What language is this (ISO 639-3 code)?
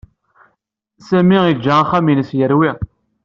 kab